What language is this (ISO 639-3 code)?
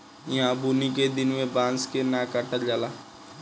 bho